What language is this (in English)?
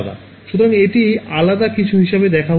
Bangla